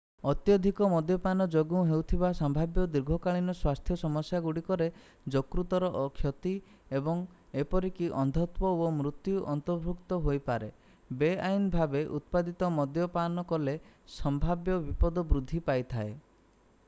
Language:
Odia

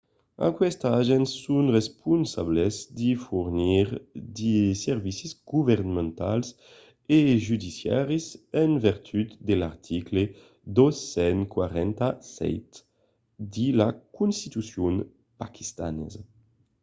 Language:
Occitan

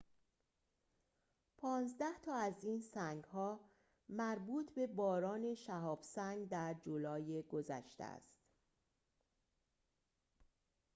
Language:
Persian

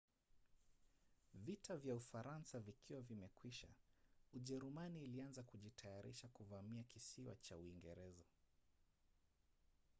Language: Swahili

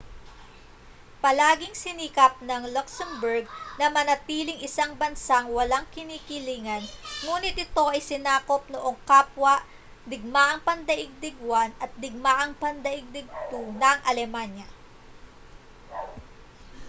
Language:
Filipino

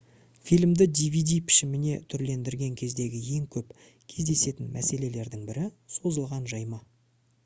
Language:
Kazakh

